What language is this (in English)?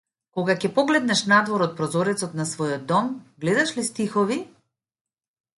Macedonian